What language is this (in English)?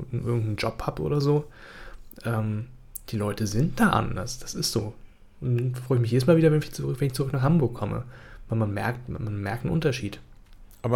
German